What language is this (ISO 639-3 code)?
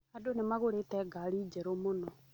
kik